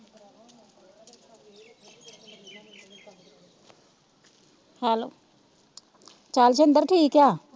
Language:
Punjabi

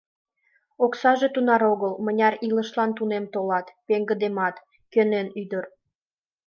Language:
Mari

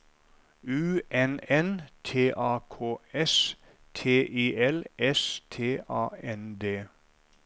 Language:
Norwegian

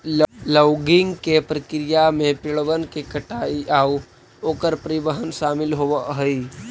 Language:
Magahi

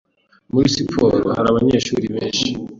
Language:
Kinyarwanda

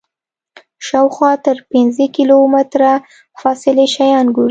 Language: Pashto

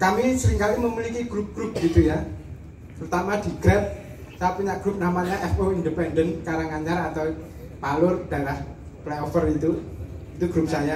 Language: Indonesian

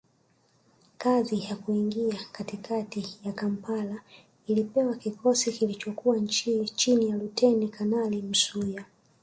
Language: Swahili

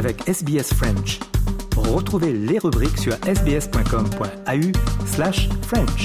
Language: French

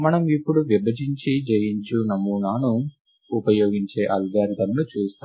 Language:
Telugu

